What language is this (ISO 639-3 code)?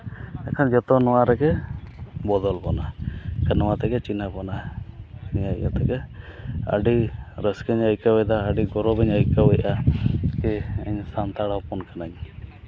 sat